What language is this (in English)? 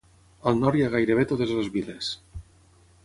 Catalan